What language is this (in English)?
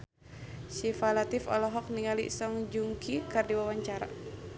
Sundanese